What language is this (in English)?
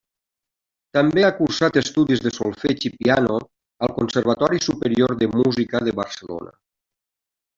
Catalan